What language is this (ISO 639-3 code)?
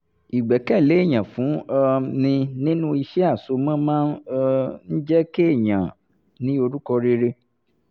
yor